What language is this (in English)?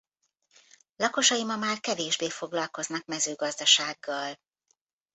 Hungarian